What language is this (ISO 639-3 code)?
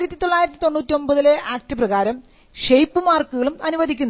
mal